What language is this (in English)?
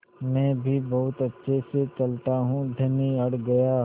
Hindi